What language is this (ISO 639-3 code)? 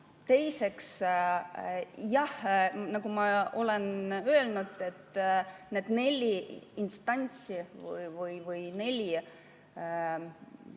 est